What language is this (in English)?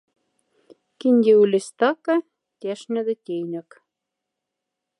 Moksha